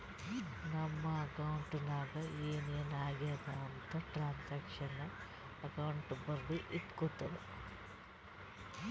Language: Kannada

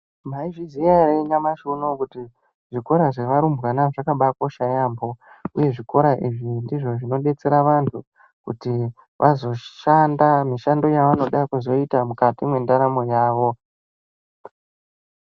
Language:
Ndau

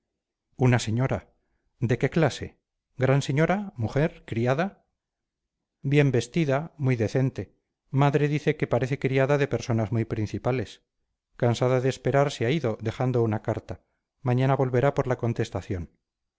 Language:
Spanish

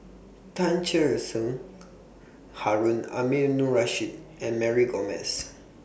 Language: English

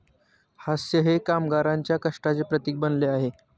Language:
Marathi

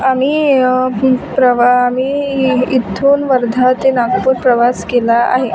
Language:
Marathi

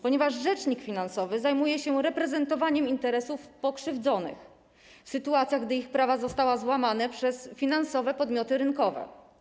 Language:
Polish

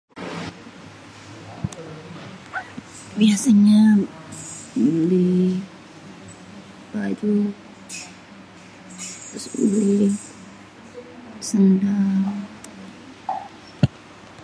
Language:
Betawi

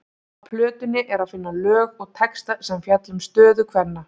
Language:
Icelandic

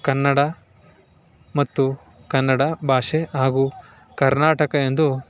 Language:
Kannada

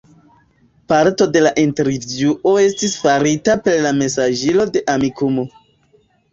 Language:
Esperanto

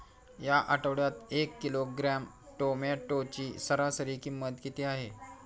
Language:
Marathi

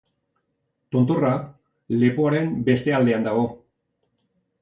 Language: Basque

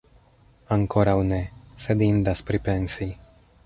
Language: Esperanto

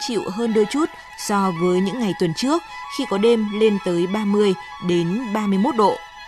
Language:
Vietnamese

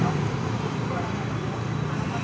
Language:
Telugu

